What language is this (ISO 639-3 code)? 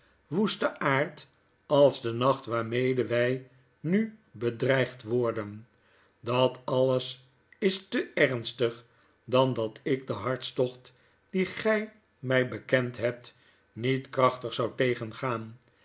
nld